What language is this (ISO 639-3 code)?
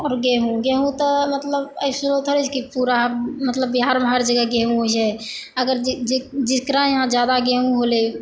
mai